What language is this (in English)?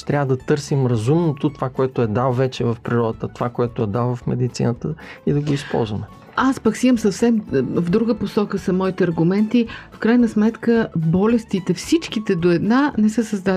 Bulgarian